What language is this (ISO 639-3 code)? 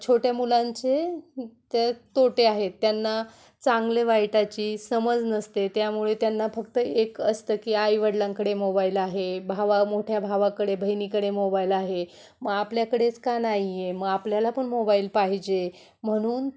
mar